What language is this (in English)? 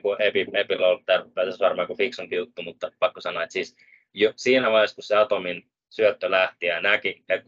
Finnish